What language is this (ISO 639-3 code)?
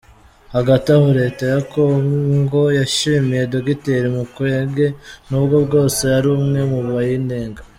kin